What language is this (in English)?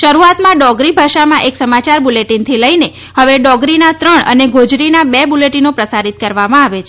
Gujarati